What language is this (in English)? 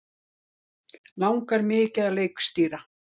Icelandic